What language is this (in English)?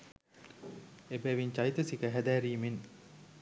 Sinhala